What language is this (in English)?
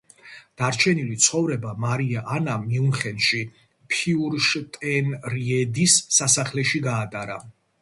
Georgian